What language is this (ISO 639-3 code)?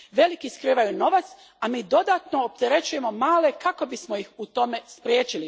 hrv